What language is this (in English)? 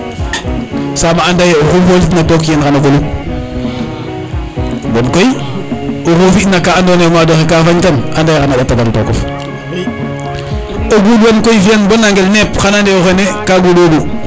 Serer